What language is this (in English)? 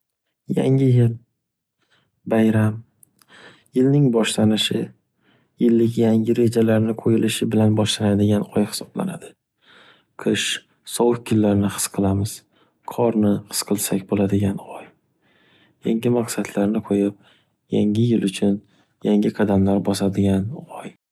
Uzbek